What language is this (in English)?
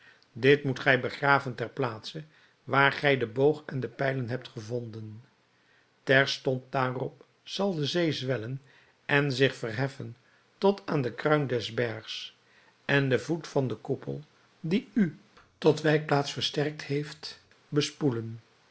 Dutch